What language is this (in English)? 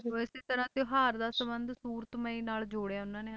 Punjabi